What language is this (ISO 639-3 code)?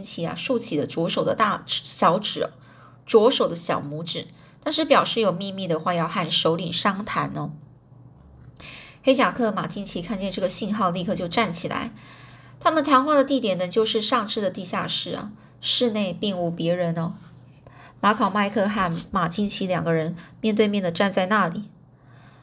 zho